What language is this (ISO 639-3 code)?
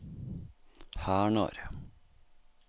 nor